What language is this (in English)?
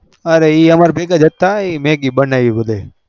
Gujarati